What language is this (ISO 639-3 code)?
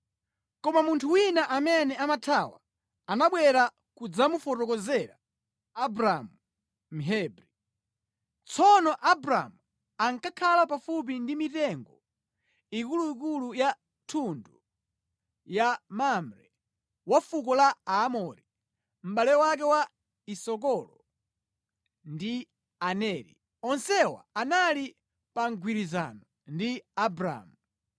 nya